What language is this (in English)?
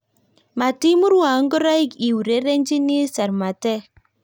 Kalenjin